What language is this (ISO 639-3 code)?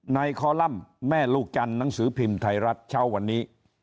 tha